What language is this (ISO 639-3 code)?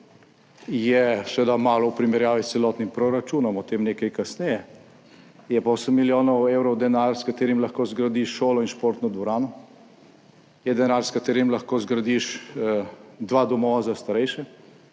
slv